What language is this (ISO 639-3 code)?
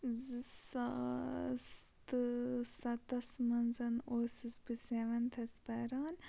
kas